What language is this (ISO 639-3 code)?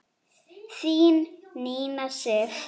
isl